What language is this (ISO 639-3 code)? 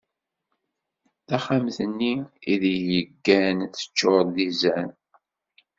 kab